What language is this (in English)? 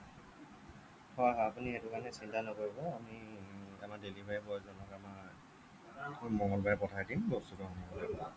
Assamese